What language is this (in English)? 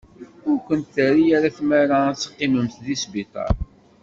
Kabyle